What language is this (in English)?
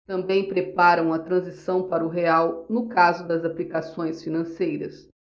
Portuguese